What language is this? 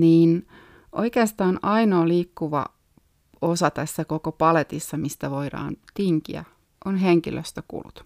Finnish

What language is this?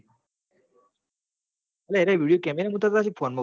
Gujarati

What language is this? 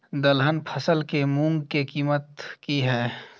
Maithili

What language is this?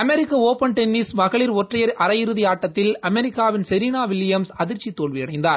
Tamil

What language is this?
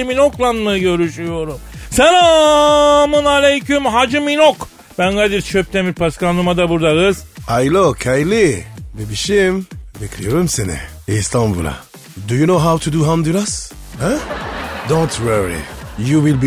Turkish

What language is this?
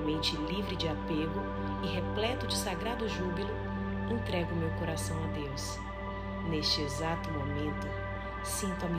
Portuguese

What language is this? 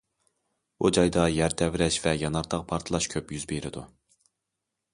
Uyghur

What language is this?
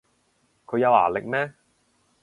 Cantonese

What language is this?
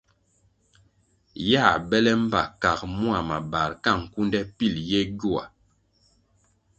Kwasio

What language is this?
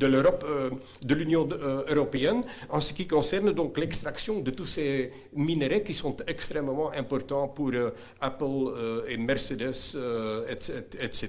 French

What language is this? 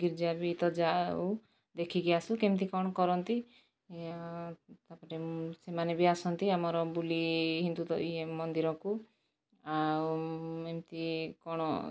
Odia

